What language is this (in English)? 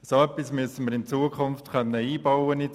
Swiss German